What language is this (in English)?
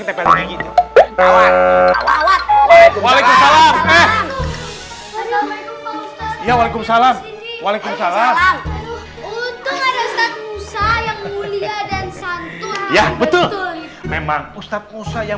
Indonesian